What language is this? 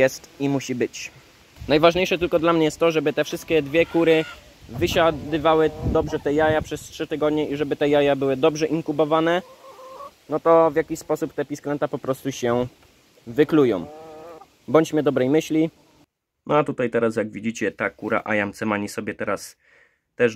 Polish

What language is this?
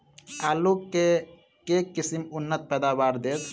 Maithili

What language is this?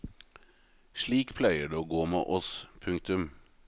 Norwegian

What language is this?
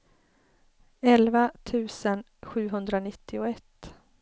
Swedish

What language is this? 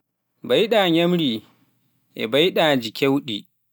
Pular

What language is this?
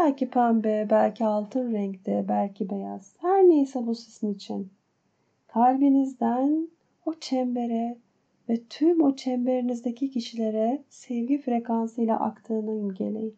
Turkish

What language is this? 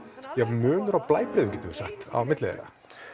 Icelandic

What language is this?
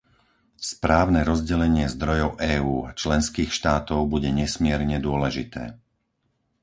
Slovak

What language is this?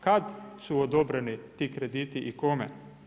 Croatian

